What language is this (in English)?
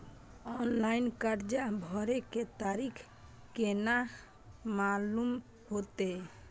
Maithili